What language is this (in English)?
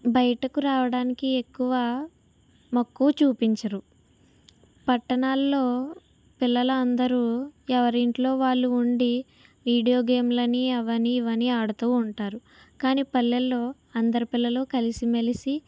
Telugu